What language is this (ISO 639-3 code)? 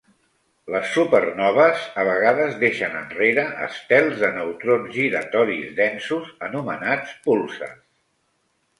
cat